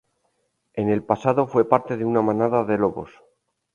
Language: Spanish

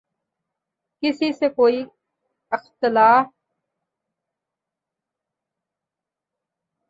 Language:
Urdu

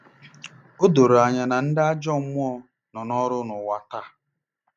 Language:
Igbo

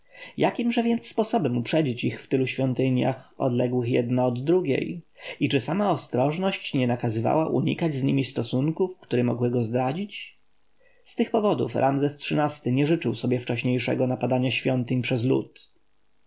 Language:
Polish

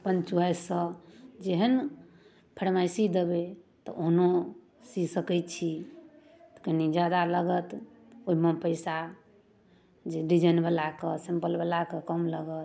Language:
Maithili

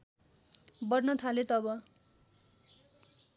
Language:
Nepali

